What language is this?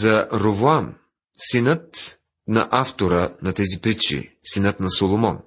Bulgarian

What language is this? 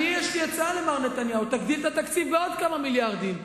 Hebrew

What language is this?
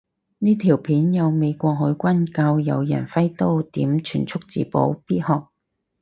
Cantonese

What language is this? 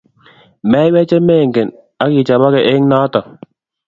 Kalenjin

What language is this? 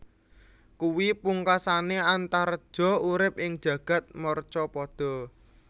Javanese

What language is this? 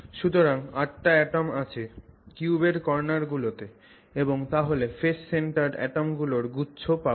Bangla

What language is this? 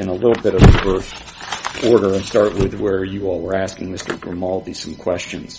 English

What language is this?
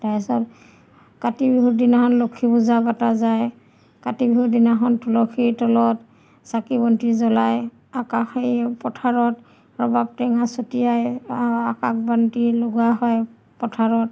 Assamese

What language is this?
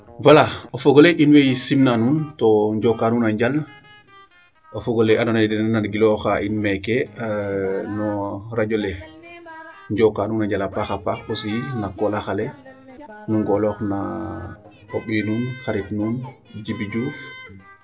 Serer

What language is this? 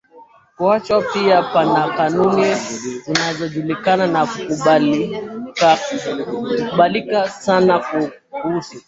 Swahili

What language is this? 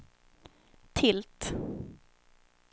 Swedish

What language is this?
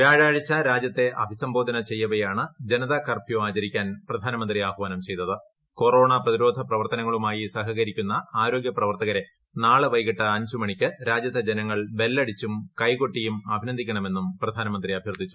Malayalam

